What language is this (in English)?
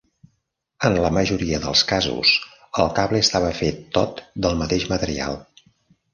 Catalan